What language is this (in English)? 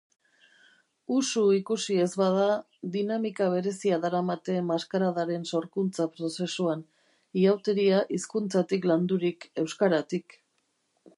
Basque